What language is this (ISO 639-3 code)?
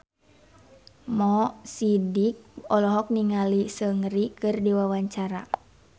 sun